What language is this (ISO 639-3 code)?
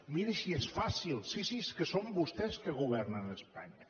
cat